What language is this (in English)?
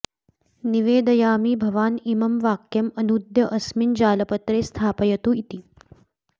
Sanskrit